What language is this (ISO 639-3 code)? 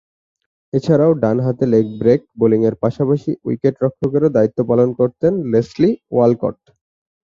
ben